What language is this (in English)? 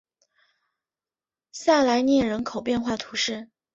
Chinese